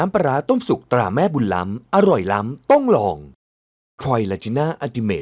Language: Thai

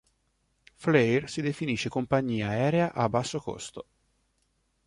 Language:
Italian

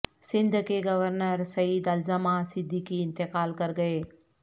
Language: Urdu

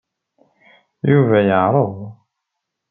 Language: Kabyle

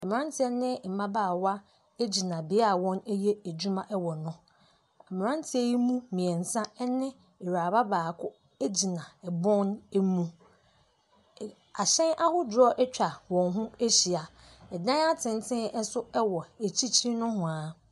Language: Akan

